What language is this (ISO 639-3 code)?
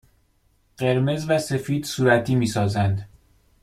fas